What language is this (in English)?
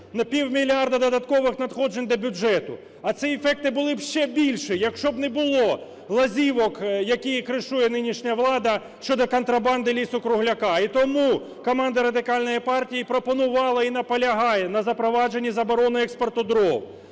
Ukrainian